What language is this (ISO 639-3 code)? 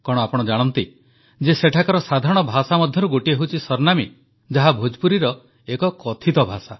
ori